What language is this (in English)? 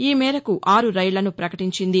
Telugu